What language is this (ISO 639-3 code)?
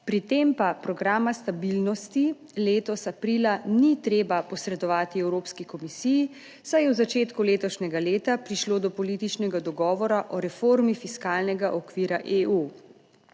slv